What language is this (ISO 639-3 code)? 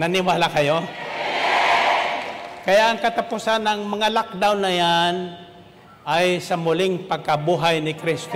fil